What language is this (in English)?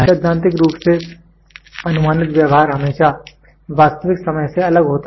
Hindi